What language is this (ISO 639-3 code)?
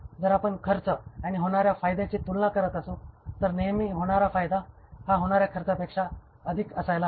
mar